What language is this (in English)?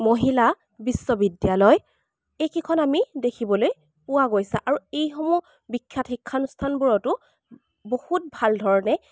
Assamese